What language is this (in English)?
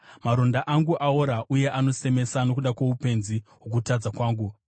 Shona